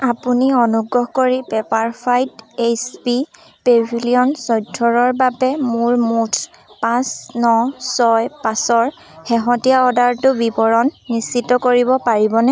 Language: Assamese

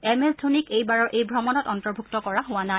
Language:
Assamese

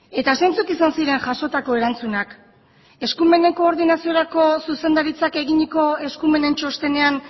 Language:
Basque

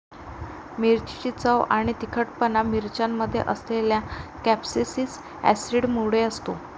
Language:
Marathi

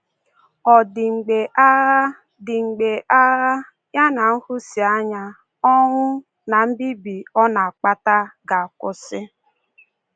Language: Igbo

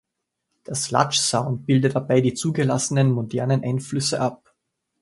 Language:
German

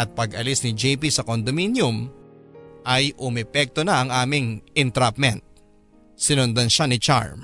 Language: Filipino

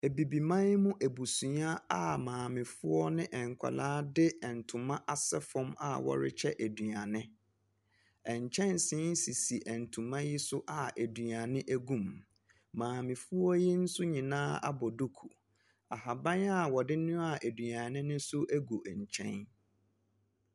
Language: Akan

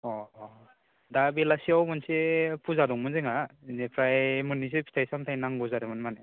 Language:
Bodo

